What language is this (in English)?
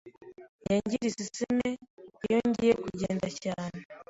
Kinyarwanda